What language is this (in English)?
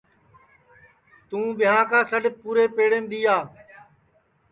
Sansi